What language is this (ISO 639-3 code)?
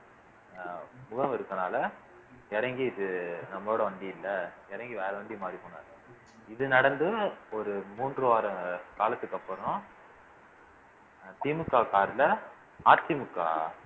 tam